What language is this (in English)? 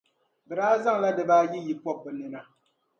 Dagbani